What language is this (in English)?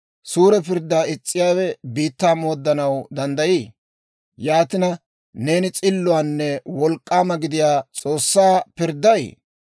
Dawro